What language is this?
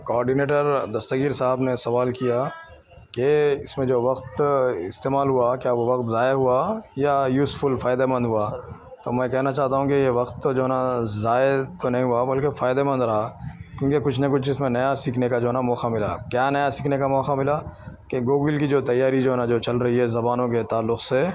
Urdu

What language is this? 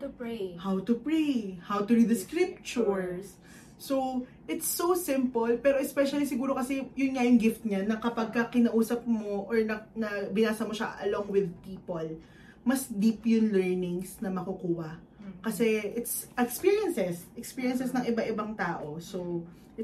Filipino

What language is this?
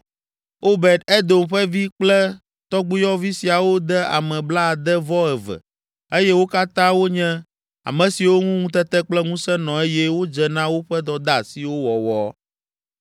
Ewe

